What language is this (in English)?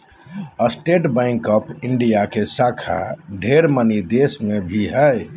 Magahi